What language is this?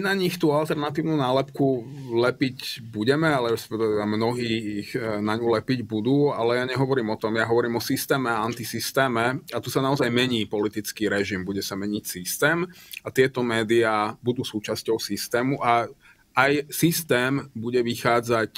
Slovak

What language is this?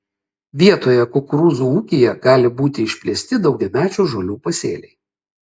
Lithuanian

